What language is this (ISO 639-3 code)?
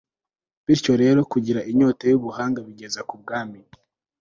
kin